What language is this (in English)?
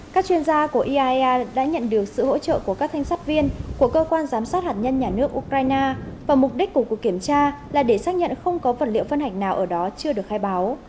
Vietnamese